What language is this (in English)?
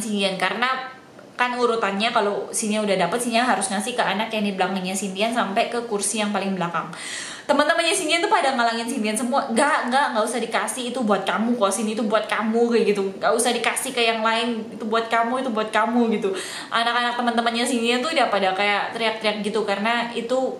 Indonesian